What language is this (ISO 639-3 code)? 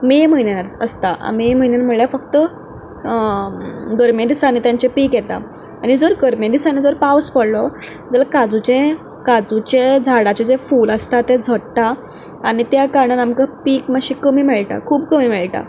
kok